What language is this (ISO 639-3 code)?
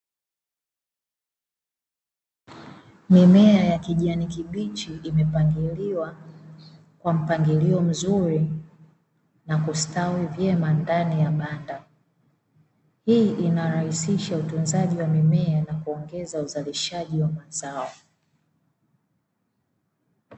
swa